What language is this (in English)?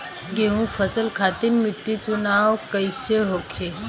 Bhojpuri